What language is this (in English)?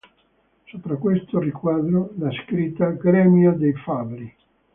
Italian